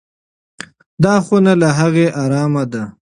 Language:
Pashto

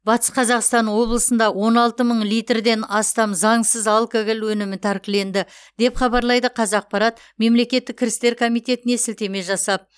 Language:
Kazakh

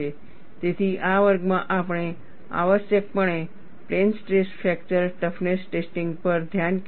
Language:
Gujarati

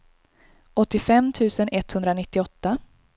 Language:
Swedish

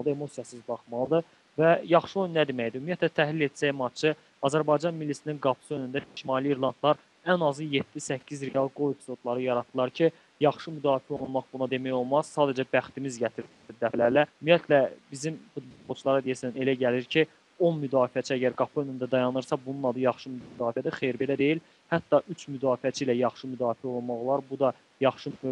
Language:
Turkish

